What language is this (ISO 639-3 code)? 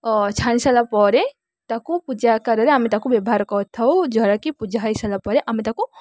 ori